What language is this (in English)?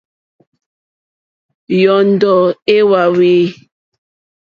Mokpwe